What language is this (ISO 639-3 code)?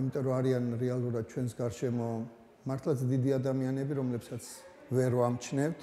ron